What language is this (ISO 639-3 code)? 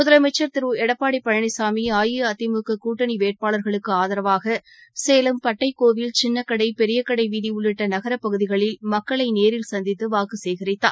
tam